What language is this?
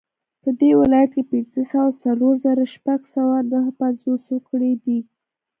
Pashto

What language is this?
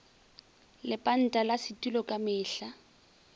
Northern Sotho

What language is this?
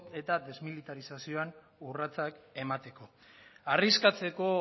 Basque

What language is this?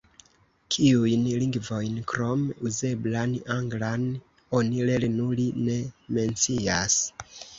Esperanto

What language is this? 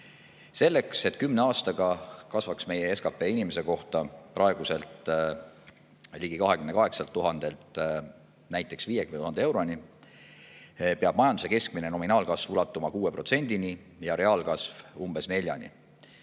Estonian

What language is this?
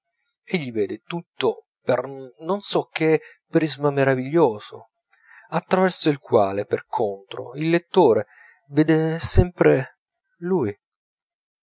Italian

